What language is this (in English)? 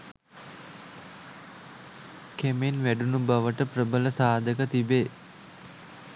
Sinhala